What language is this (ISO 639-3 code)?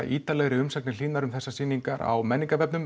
isl